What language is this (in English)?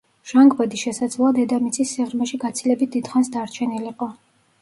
Georgian